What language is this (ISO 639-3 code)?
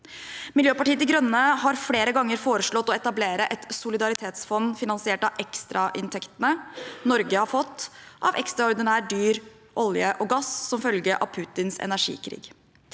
nor